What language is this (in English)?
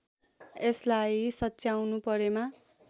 Nepali